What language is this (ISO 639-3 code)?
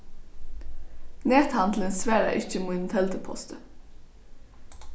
fao